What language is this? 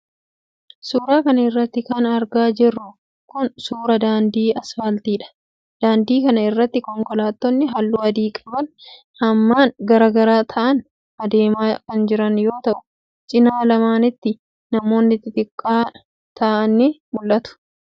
Oromo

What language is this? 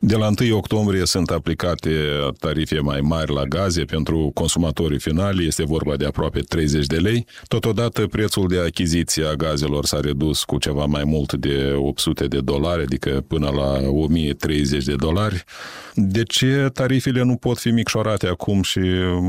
Romanian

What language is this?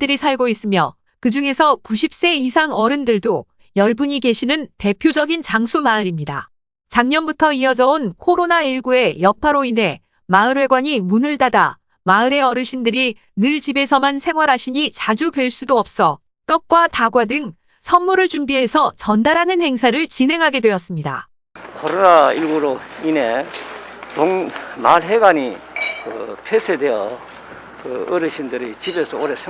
Korean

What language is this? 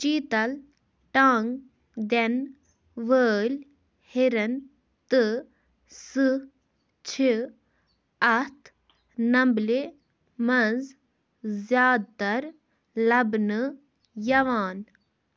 Kashmiri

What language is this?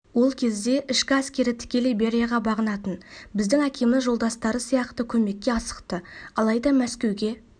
Kazakh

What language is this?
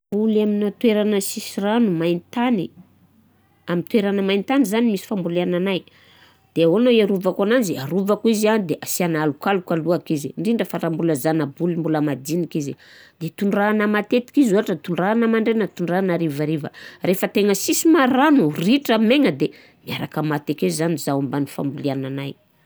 Southern Betsimisaraka Malagasy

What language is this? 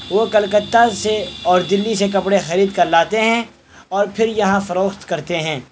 Urdu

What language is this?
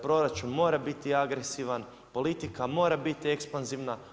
Croatian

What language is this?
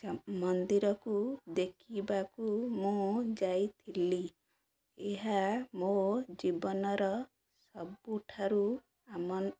Odia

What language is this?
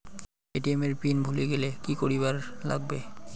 Bangla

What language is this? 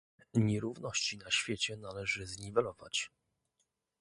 Polish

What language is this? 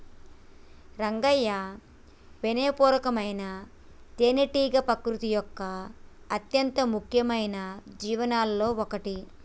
Telugu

